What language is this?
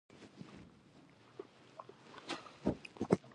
Pashto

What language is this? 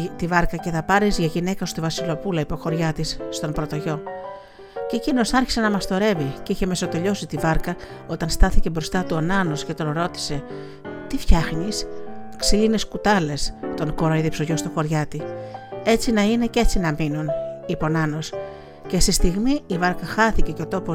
Greek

